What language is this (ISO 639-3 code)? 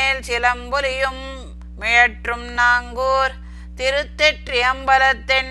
tam